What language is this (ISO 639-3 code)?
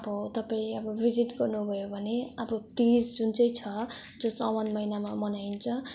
nep